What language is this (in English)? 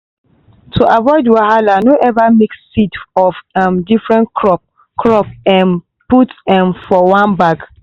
Nigerian Pidgin